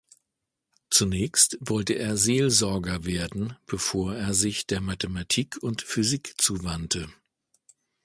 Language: German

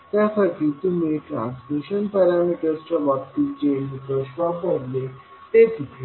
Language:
Marathi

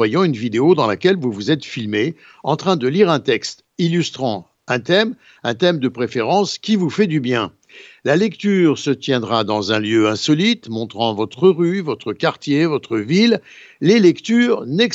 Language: French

